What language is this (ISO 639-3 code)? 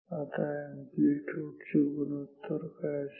mar